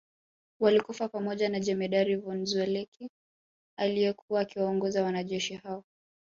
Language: Swahili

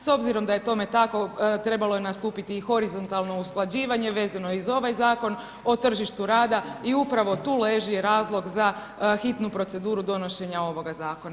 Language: Croatian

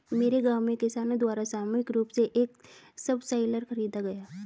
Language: Hindi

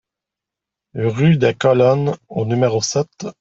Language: French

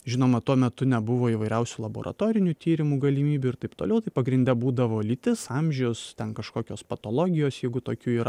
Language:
Lithuanian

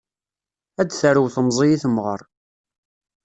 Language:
Kabyle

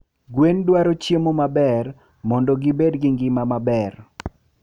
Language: Luo (Kenya and Tanzania)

